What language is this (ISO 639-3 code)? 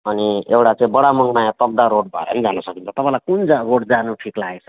nep